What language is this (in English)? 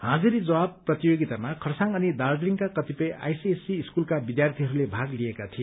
Nepali